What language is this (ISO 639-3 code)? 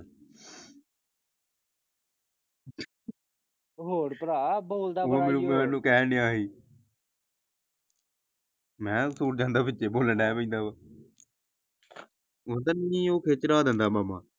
pan